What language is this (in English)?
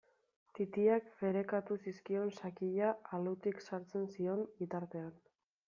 Basque